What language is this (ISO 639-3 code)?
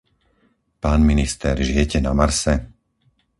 slk